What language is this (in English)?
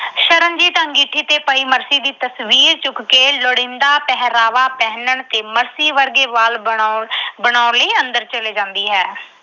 Punjabi